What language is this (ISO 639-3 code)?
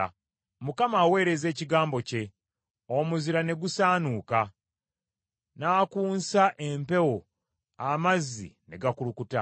lug